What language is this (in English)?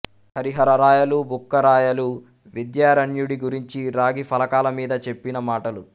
Telugu